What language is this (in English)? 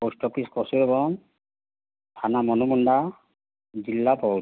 Odia